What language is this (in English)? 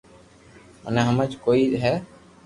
Loarki